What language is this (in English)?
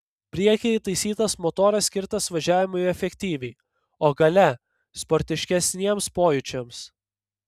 Lithuanian